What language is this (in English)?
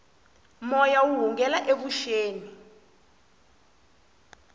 Tsonga